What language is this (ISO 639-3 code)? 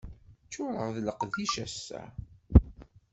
kab